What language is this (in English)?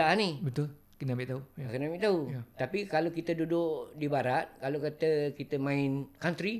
Malay